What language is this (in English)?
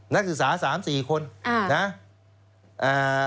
Thai